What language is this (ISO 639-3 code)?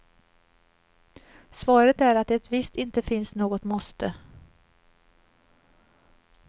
swe